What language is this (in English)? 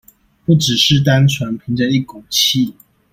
Chinese